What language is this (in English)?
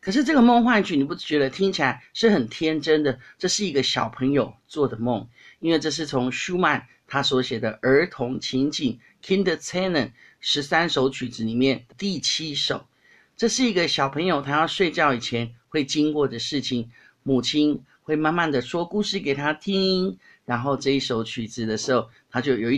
Chinese